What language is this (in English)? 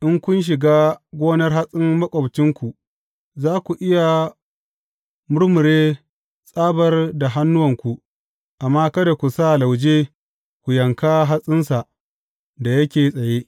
Hausa